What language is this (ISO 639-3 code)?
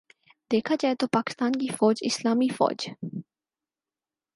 urd